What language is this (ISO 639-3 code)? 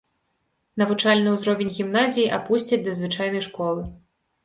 bel